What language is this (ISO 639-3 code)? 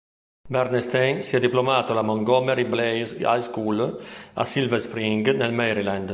ita